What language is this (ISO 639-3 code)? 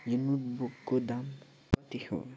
nep